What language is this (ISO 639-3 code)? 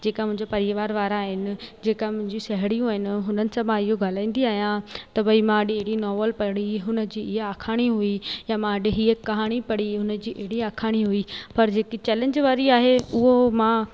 snd